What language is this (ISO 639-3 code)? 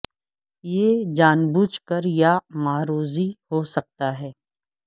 urd